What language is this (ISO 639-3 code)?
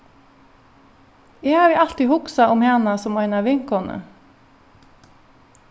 fao